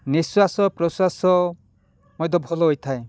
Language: Odia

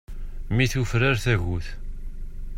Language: Kabyle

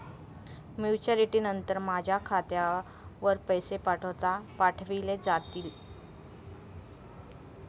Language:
Marathi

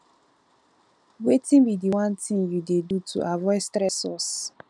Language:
Nigerian Pidgin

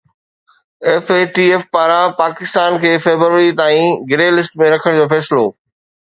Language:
Sindhi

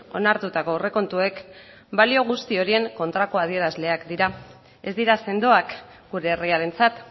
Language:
Basque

